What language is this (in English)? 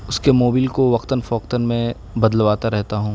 Urdu